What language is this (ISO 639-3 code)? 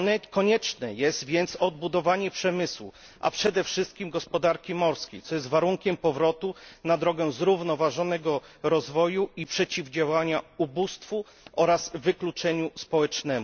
pol